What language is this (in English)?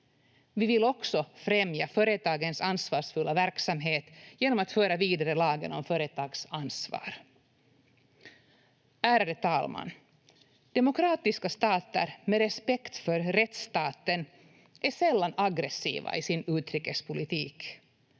Finnish